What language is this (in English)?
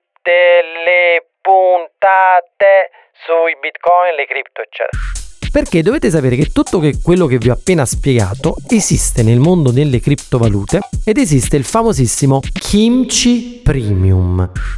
Italian